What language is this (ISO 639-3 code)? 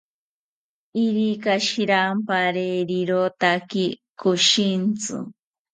cpy